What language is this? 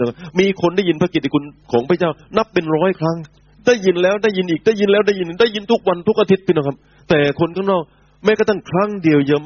Thai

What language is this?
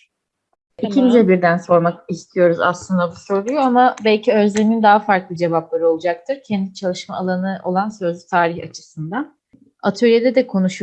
Turkish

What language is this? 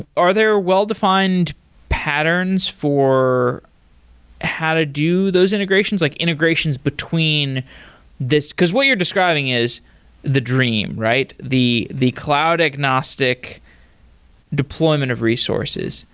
English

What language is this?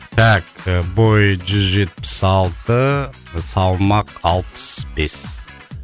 Kazakh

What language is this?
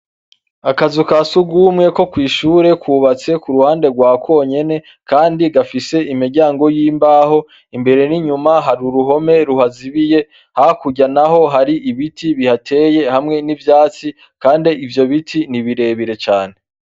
Rundi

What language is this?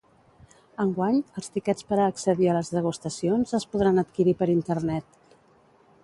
Catalan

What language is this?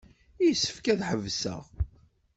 Kabyle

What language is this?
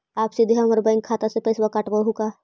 Magahi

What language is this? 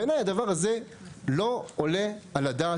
Hebrew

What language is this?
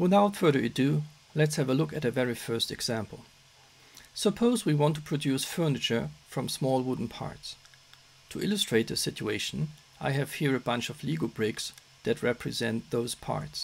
English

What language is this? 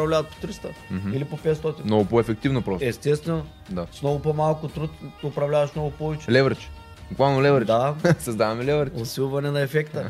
Bulgarian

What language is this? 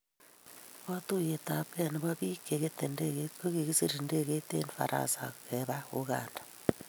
Kalenjin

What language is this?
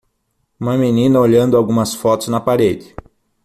Portuguese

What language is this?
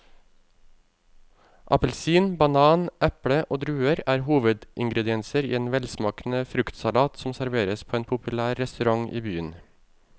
Norwegian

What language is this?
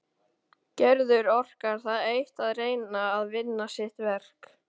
Icelandic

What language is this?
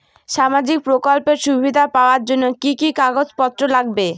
Bangla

